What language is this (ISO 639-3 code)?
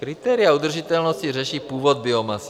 ces